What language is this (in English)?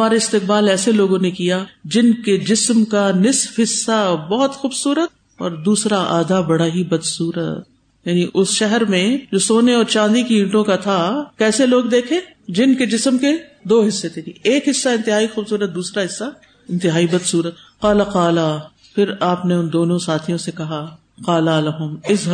Urdu